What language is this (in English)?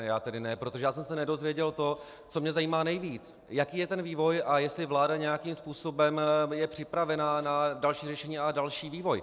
Czech